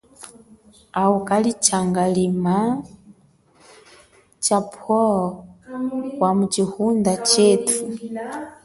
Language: Chokwe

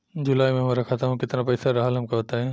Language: Bhojpuri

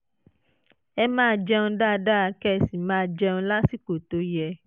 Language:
Yoruba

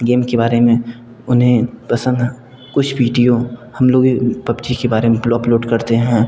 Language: Hindi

